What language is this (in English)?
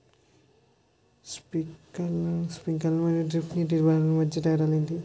Telugu